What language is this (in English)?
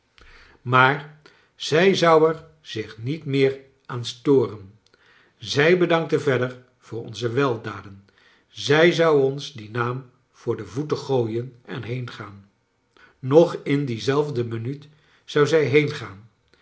Dutch